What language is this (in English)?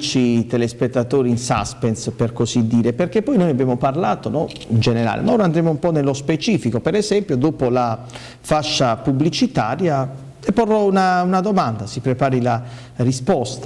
Italian